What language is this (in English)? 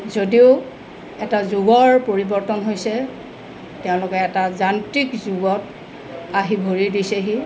Assamese